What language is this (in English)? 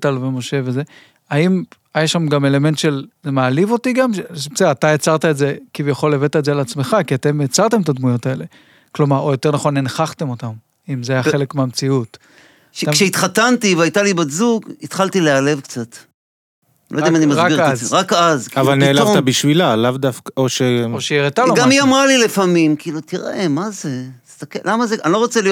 Hebrew